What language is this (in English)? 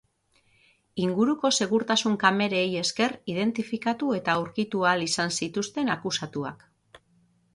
Basque